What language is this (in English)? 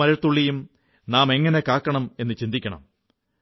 Malayalam